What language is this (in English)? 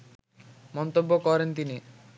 Bangla